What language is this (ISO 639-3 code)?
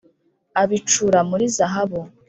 kin